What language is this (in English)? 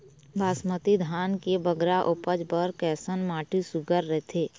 Chhattisgarhi